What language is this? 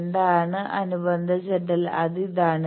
Malayalam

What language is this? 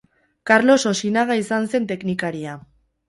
Basque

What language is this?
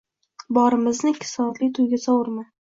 Uzbek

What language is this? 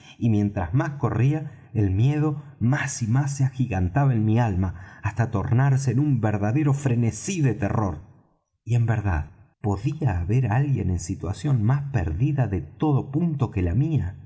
Spanish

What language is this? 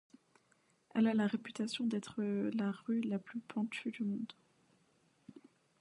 French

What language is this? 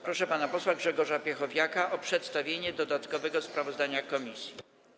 Polish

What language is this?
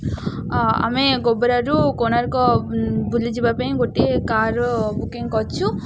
Odia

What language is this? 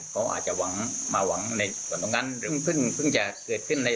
Thai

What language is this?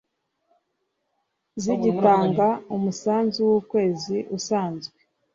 Kinyarwanda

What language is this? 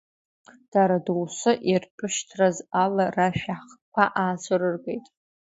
Abkhazian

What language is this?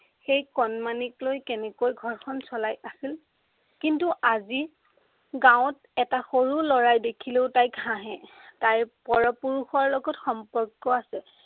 Assamese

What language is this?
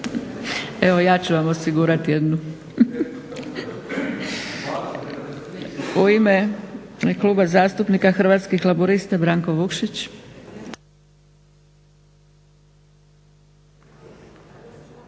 Croatian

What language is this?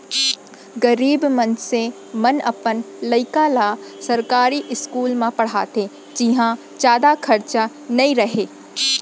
Chhattisgarhi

